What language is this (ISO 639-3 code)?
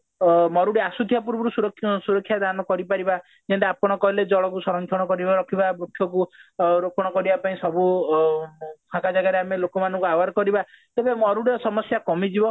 ori